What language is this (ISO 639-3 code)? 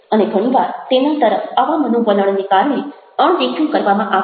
guj